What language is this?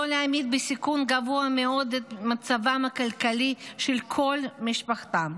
Hebrew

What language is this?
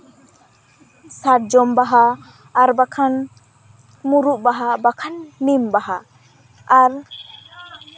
Santali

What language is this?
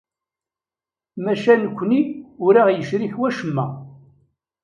Kabyle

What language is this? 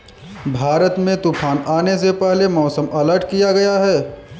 Hindi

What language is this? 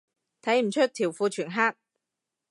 Cantonese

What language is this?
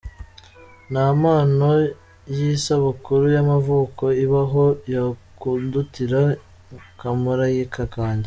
Kinyarwanda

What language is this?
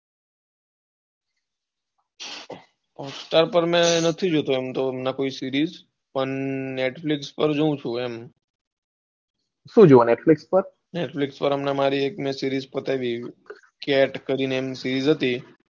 Gujarati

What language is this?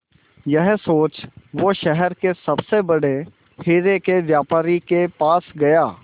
Hindi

